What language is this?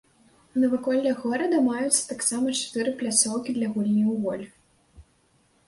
Belarusian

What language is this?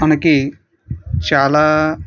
Telugu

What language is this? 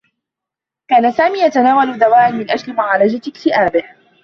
Arabic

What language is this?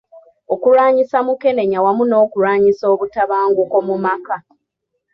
Ganda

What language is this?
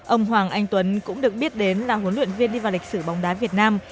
Vietnamese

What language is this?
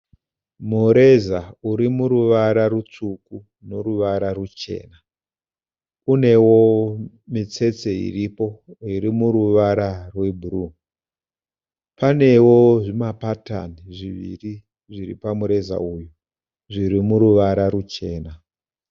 Shona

